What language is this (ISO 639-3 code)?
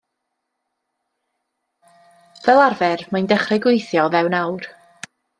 cym